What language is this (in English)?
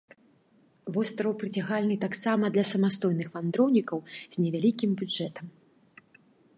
Belarusian